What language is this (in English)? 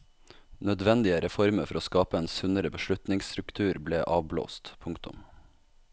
Norwegian